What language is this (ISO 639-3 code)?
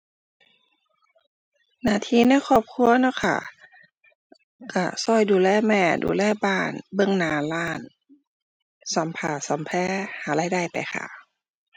tha